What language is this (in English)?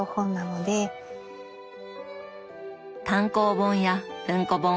Japanese